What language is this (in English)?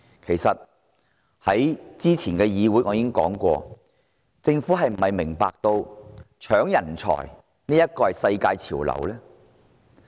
Cantonese